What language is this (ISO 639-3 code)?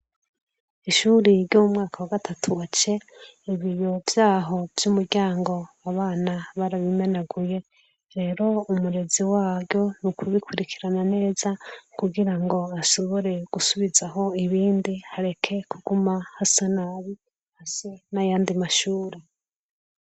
run